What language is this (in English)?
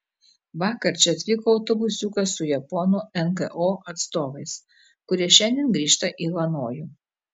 Lithuanian